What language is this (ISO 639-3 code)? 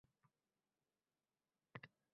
uzb